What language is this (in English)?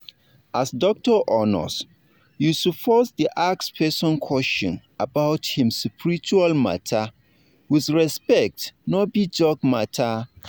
Nigerian Pidgin